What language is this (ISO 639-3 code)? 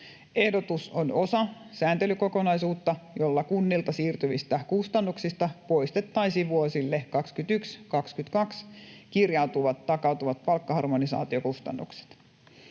fin